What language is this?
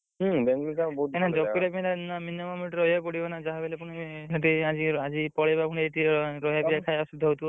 Odia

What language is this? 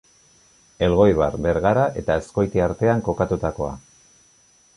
Basque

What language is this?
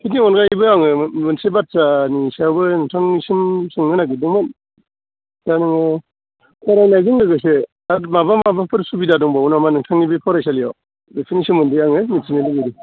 Bodo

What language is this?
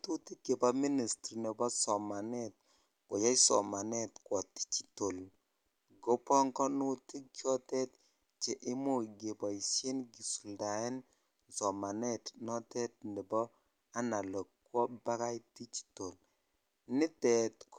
Kalenjin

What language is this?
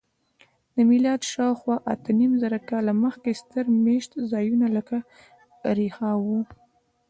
Pashto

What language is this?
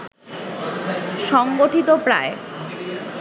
Bangla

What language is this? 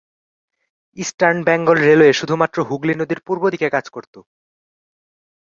Bangla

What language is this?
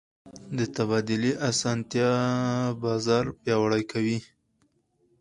Pashto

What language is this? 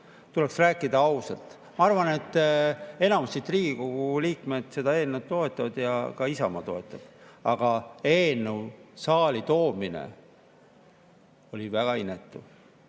Estonian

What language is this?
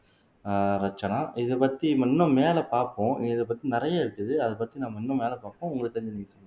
Tamil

